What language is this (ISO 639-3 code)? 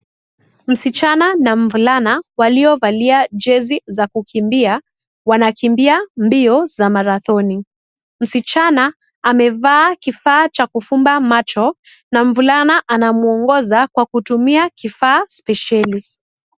swa